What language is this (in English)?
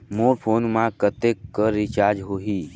Chhattisgarhi